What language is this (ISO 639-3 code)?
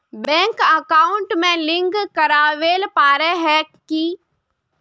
mag